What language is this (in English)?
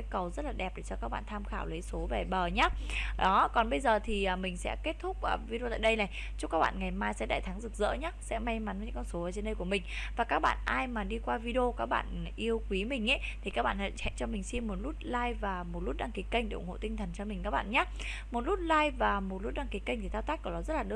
Vietnamese